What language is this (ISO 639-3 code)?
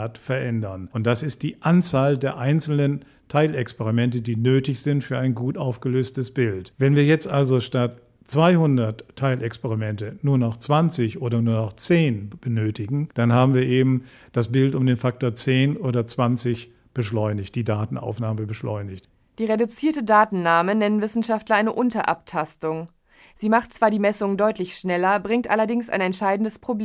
deu